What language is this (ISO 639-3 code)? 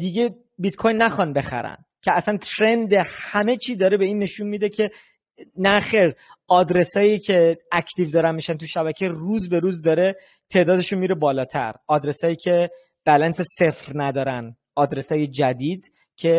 fas